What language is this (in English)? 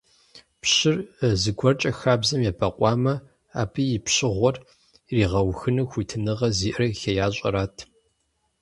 Kabardian